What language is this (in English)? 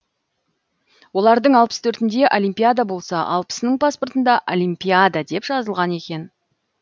Kazakh